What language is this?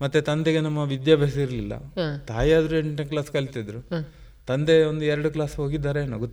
Kannada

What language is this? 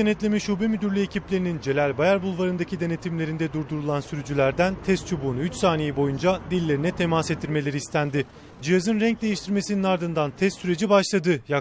Turkish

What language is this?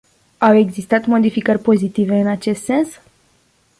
Romanian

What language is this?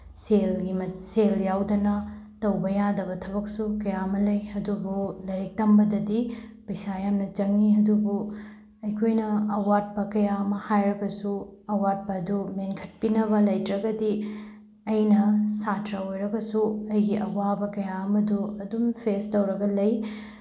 Manipuri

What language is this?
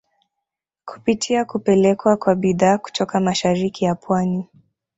Swahili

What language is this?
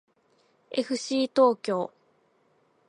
Japanese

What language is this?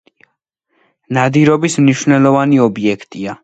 Georgian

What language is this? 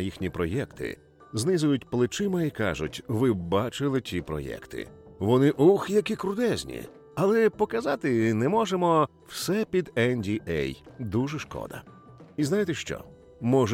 Ukrainian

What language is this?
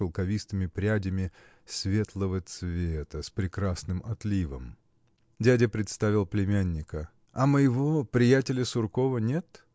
Russian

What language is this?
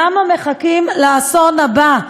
Hebrew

